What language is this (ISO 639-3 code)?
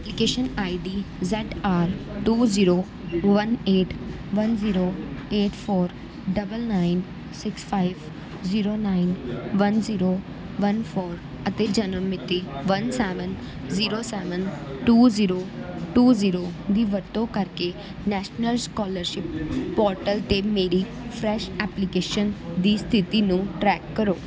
pan